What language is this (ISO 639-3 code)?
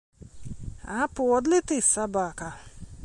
bel